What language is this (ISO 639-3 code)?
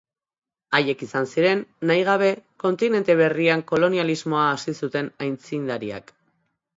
eus